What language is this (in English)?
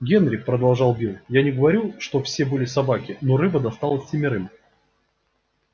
Russian